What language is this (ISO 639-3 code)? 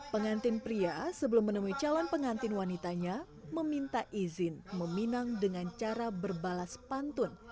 ind